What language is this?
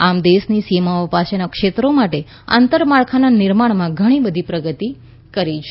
Gujarati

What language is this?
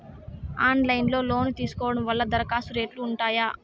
Telugu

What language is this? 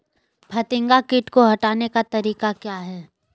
Magahi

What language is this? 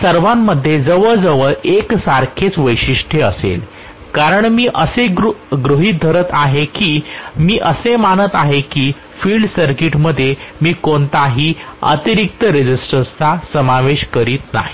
Marathi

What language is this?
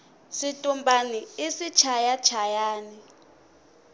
Tsonga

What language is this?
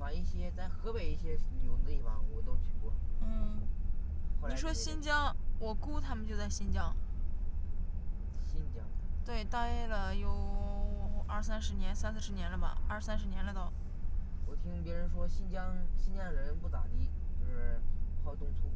Chinese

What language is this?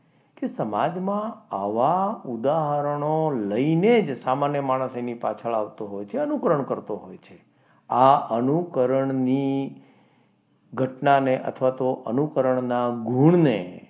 Gujarati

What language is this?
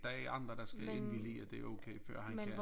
Danish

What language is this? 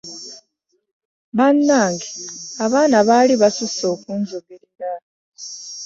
Ganda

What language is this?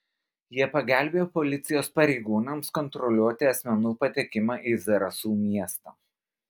Lithuanian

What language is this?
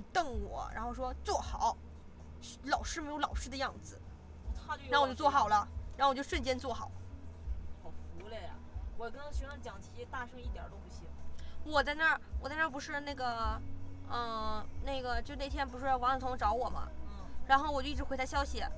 Chinese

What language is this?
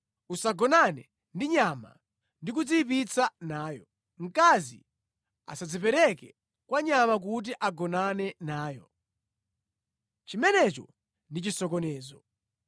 Nyanja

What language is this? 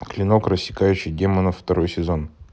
Russian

